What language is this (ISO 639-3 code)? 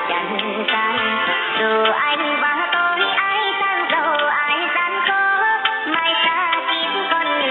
vie